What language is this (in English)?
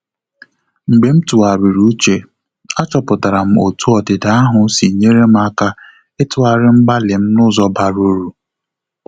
Igbo